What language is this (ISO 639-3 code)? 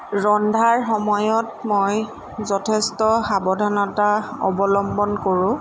asm